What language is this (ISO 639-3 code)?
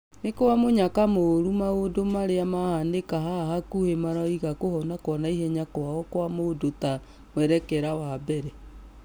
kik